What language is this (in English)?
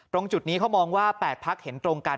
Thai